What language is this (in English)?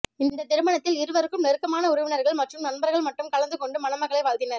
Tamil